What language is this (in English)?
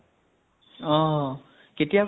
Assamese